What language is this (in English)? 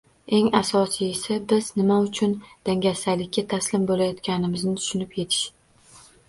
Uzbek